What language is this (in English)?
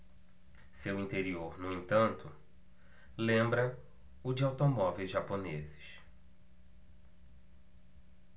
Portuguese